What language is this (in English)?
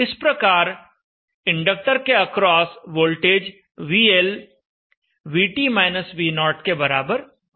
Hindi